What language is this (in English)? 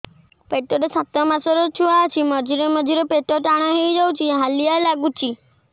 Odia